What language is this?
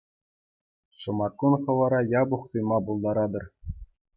Chuvash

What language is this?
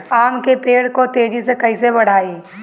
Bhojpuri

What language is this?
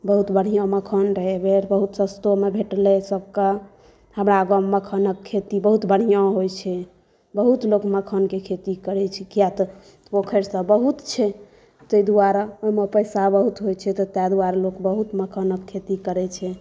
Maithili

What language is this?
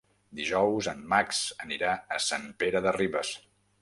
Catalan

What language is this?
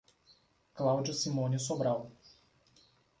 Portuguese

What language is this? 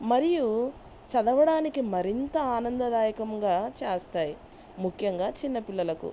Telugu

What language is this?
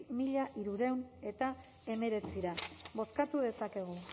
Basque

